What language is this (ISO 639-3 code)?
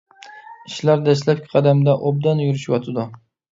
uig